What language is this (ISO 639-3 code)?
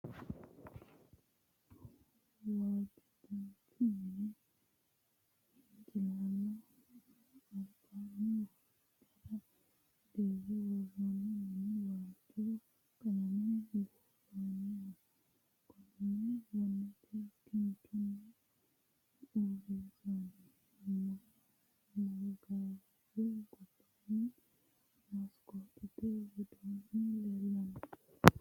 sid